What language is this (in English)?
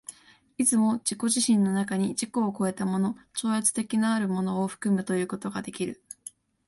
Japanese